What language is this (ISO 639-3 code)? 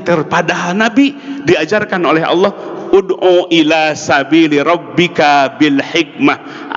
ind